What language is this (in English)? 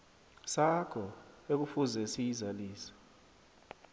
South Ndebele